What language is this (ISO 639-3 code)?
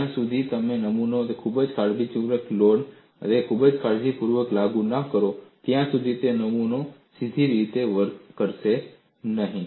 guj